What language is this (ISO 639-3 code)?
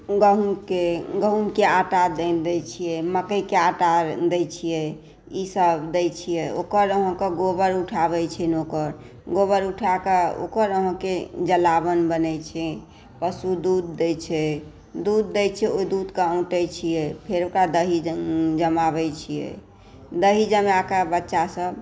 mai